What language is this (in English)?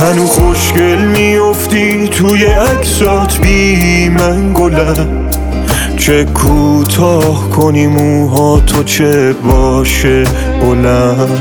Persian